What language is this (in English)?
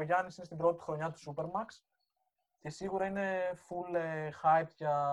Greek